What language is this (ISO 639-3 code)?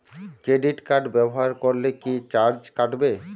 ben